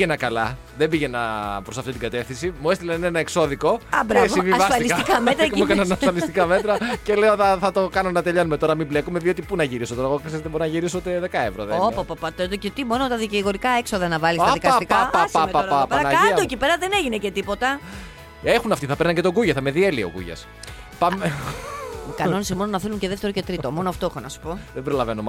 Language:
Greek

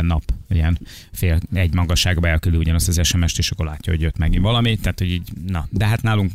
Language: Hungarian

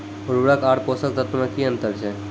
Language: Maithili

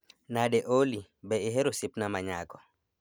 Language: Luo (Kenya and Tanzania)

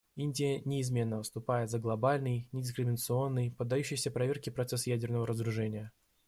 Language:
Russian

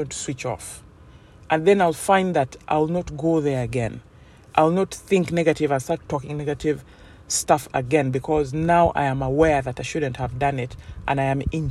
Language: English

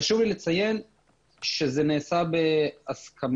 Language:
Hebrew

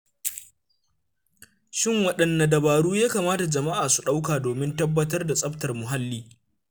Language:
Hausa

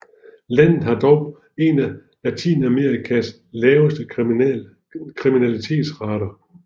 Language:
Danish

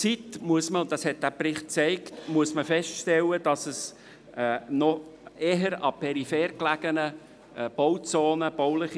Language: Swiss German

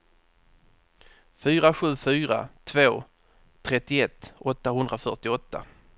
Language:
Swedish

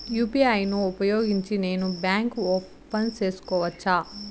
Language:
Telugu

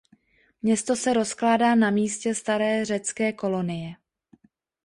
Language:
Czech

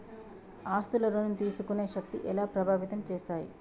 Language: Telugu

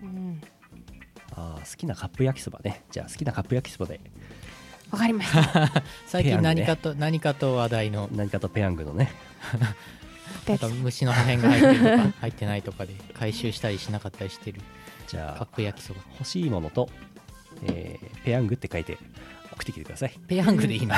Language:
Japanese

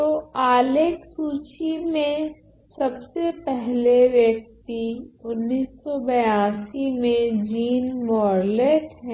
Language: Hindi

